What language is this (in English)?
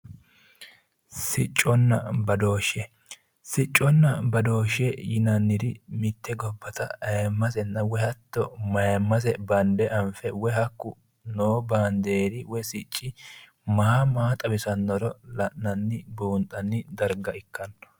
Sidamo